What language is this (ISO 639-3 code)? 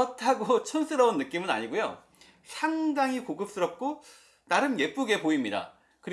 kor